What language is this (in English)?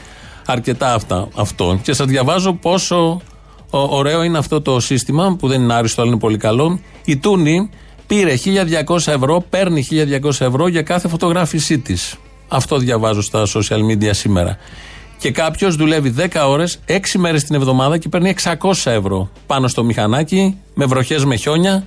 Greek